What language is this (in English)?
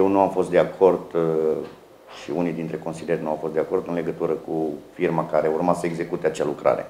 Romanian